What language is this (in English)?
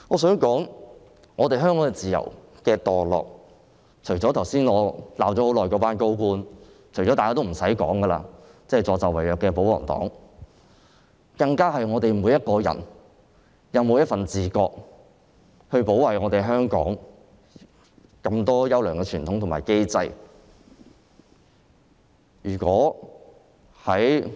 Cantonese